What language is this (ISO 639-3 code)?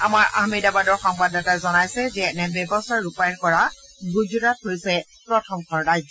asm